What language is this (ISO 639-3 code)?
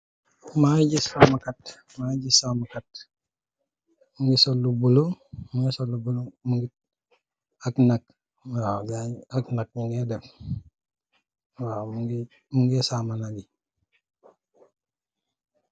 wol